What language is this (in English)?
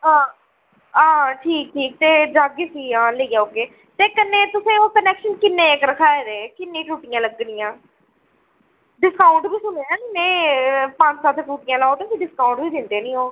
Dogri